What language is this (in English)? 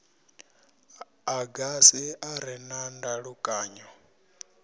Venda